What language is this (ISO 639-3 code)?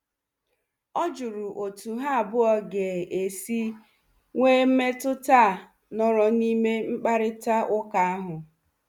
ibo